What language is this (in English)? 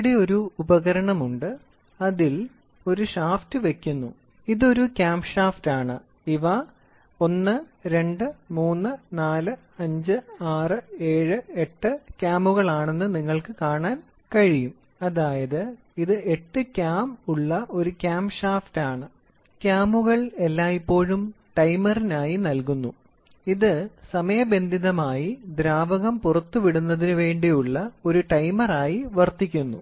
Malayalam